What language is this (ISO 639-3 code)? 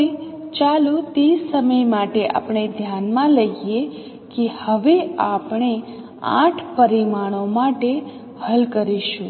guj